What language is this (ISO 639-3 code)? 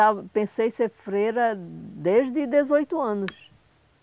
por